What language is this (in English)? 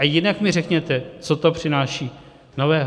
Czech